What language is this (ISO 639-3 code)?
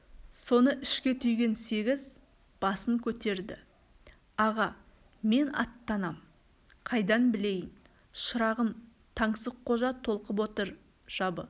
kaz